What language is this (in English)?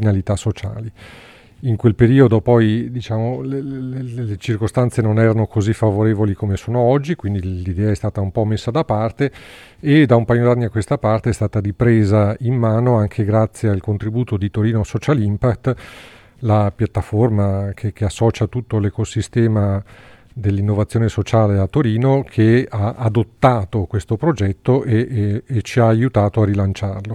Italian